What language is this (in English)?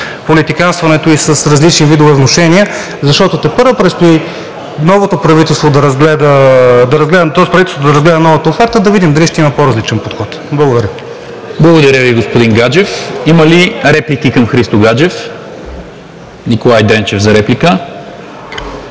Bulgarian